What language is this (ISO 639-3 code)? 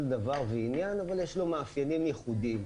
heb